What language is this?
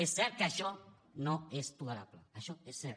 Catalan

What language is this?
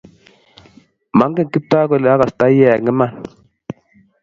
Kalenjin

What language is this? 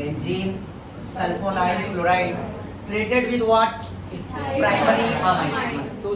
Hindi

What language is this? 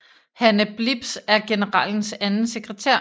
Danish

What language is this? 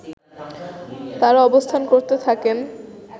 Bangla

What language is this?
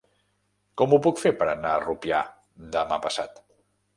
Catalan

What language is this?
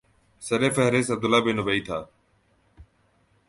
Urdu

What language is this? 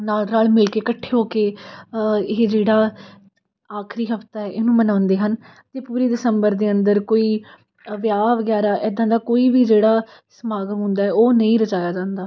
Punjabi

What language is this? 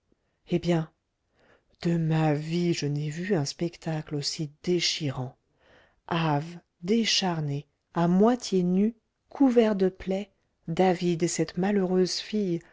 French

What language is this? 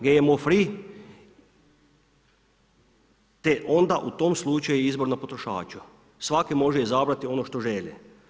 Croatian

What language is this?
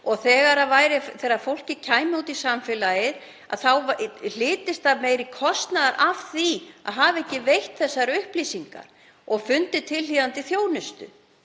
Icelandic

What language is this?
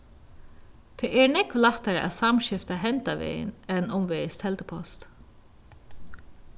Faroese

